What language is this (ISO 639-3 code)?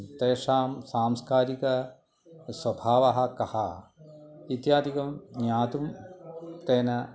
san